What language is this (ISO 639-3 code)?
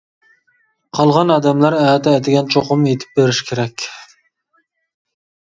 uig